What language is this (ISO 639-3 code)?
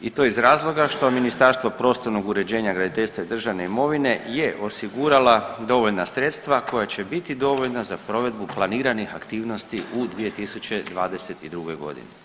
hrv